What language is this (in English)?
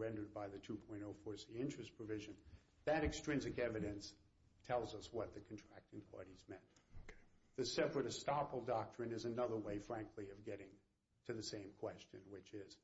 English